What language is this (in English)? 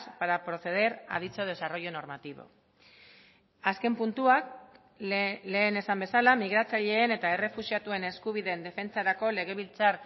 Basque